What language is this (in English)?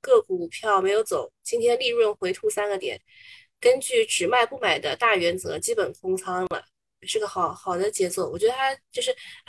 Chinese